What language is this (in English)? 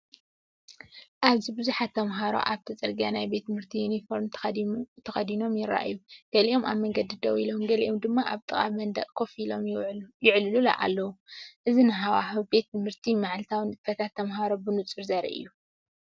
Tigrinya